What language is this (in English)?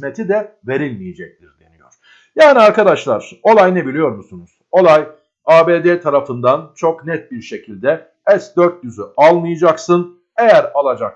Turkish